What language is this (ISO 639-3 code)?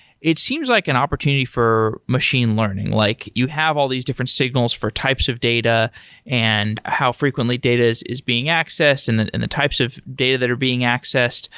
eng